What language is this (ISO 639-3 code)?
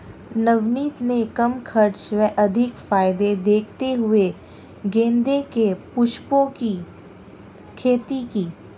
hin